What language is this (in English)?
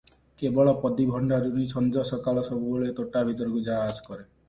Odia